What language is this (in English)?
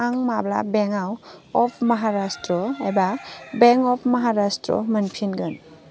Bodo